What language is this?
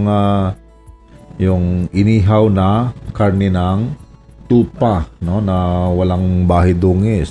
Filipino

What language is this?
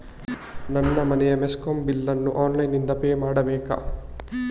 Kannada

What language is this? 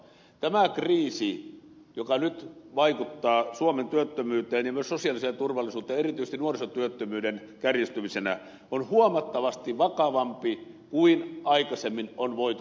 Finnish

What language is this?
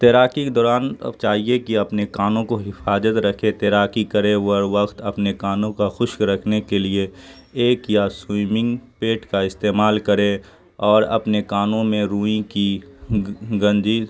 Urdu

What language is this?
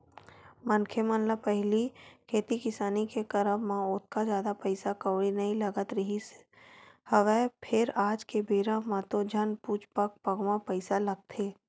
Chhattisgarhi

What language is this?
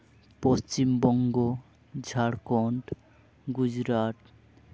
Santali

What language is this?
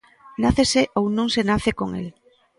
Galician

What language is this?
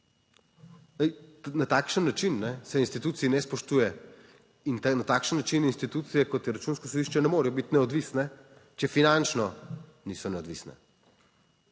Slovenian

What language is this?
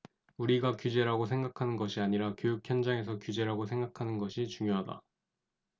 Korean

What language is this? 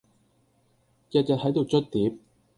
Cantonese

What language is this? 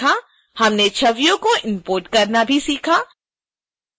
Hindi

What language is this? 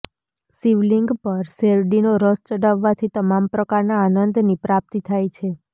Gujarati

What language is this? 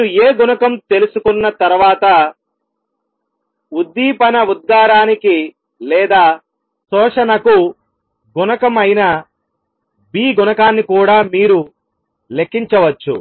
Telugu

